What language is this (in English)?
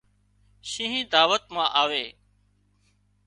Wadiyara Koli